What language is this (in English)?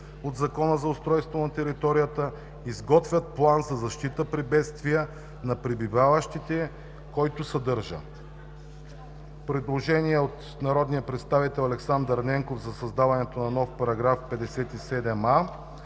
Bulgarian